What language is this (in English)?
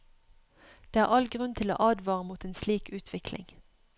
Norwegian